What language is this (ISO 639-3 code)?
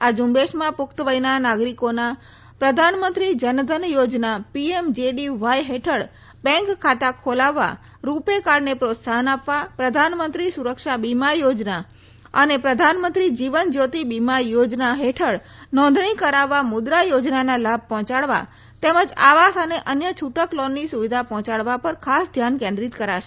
guj